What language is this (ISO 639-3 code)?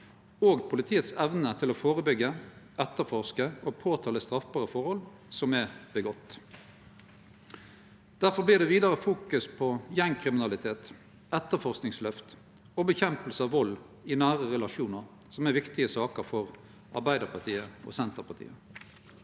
nor